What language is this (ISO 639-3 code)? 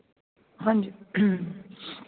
pan